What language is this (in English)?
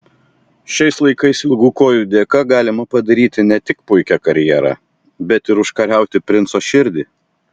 Lithuanian